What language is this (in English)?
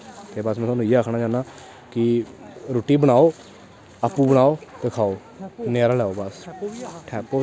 Dogri